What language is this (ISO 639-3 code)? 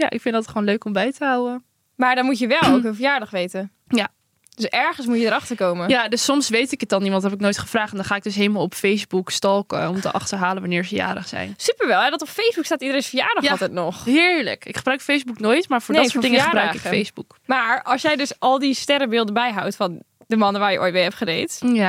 nld